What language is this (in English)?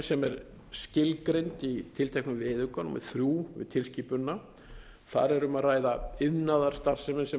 Icelandic